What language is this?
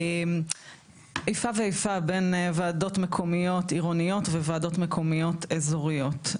Hebrew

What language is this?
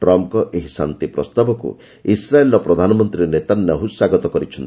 Odia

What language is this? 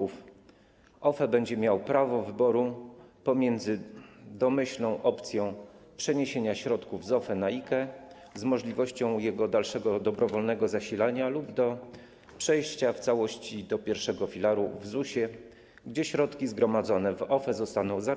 Polish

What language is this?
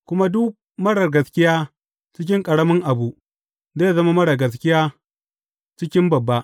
Hausa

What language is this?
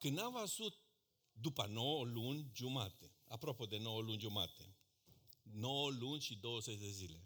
Romanian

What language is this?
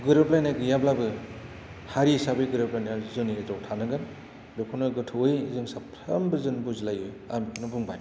Bodo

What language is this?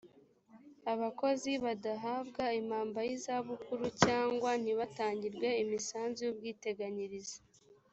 Kinyarwanda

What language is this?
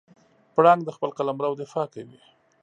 Pashto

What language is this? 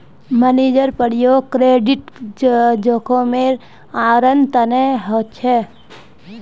Magahi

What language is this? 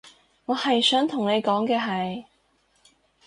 Cantonese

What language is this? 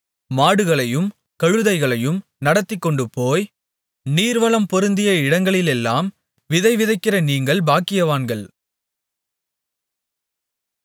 Tamil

